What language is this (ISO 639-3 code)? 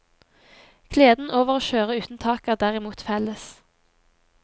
nor